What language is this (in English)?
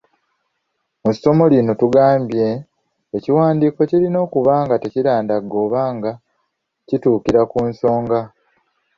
Ganda